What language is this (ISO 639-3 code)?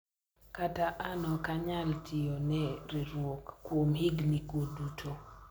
luo